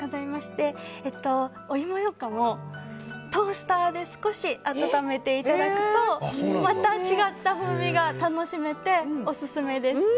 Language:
Japanese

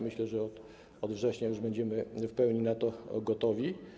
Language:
Polish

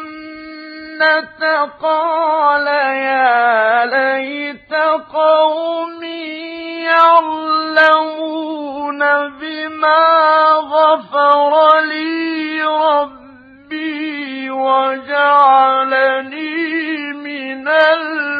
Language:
Arabic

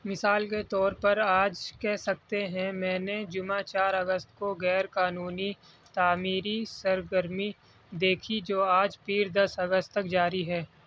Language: Urdu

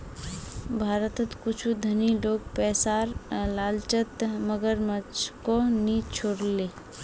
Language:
Magahi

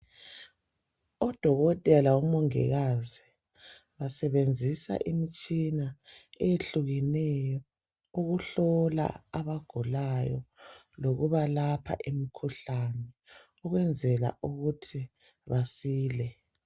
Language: North Ndebele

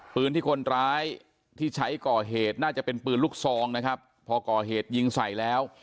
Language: Thai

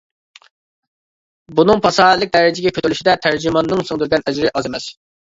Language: Uyghur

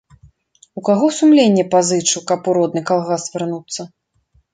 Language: Belarusian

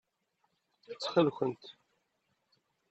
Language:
Kabyle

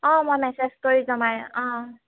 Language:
Assamese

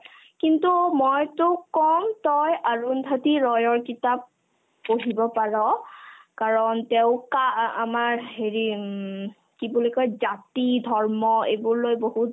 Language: Assamese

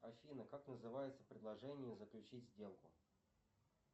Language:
Russian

